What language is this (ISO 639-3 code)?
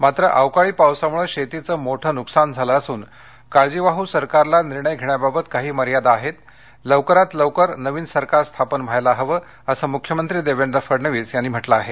mar